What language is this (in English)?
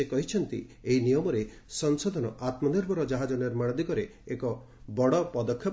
Odia